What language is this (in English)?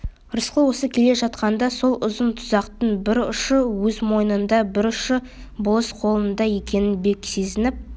Kazakh